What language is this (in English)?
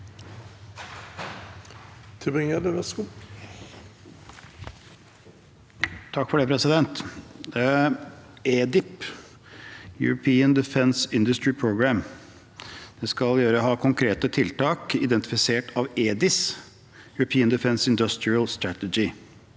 Norwegian